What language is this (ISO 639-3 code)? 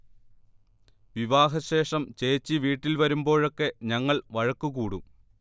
mal